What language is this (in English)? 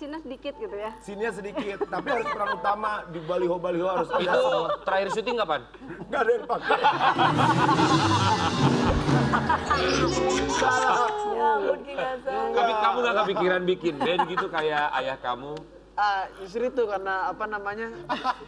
Indonesian